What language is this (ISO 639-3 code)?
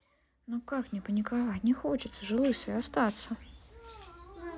rus